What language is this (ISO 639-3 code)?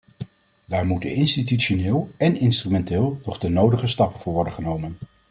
nld